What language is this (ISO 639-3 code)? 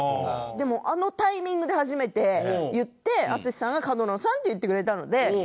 jpn